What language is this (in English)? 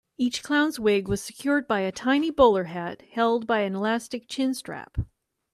English